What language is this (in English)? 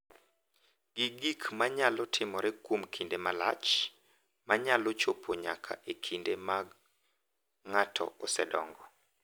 Luo (Kenya and Tanzania)